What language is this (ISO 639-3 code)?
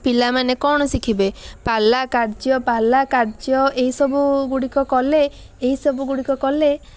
ori